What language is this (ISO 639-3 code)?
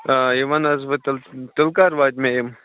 kas